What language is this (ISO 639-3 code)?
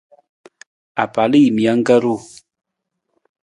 nmz